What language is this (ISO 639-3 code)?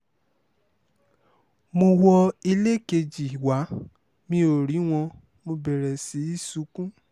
yor